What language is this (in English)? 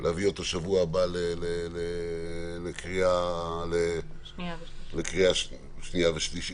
Hebrew